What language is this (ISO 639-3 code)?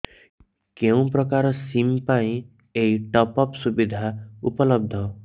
ori